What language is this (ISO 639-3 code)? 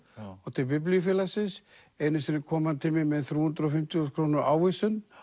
isl